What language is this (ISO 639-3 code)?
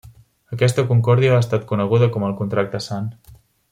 cat